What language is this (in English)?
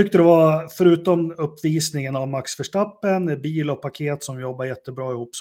Swedish